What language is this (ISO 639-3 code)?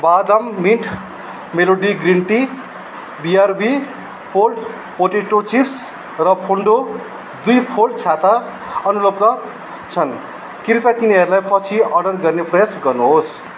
nep